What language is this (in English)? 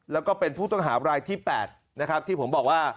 Thai